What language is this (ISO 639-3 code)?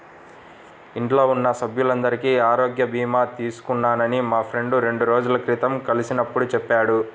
tel